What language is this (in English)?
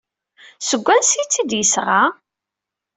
Kabyle